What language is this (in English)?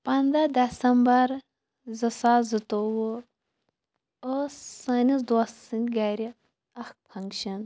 Kashmiri